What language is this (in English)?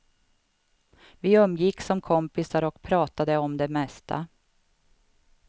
Swedish